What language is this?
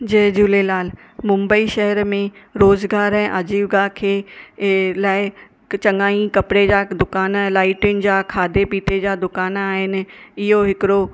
Sindhi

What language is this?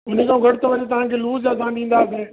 Sindhi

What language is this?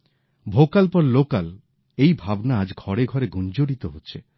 Bangla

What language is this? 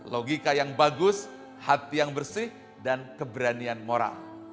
Indonesian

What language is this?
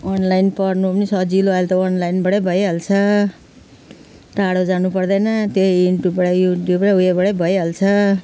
Nepali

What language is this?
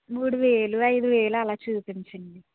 Telugu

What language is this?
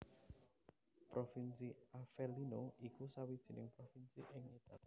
Javanese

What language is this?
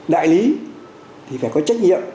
Vietnamese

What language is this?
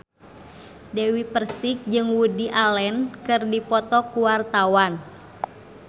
Sundanese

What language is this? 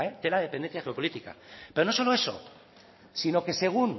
Spanish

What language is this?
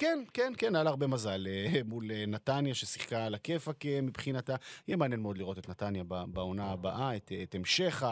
Hebrew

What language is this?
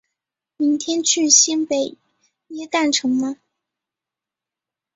Chinese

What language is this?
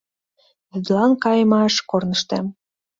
Mari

